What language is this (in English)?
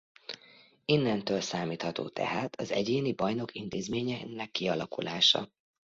Hungarian